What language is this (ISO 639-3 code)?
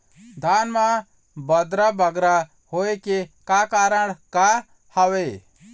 hne